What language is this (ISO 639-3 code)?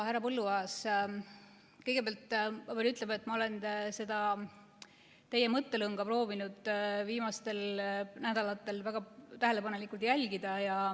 est